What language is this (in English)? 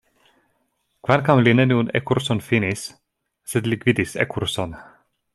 Esperanto